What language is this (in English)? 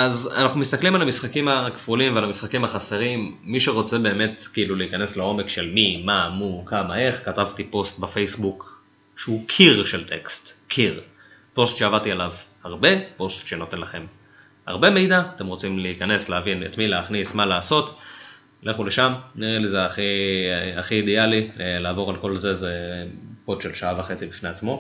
Hebrew